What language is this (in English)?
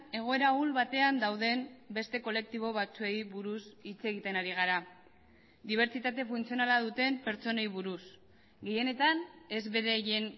Basque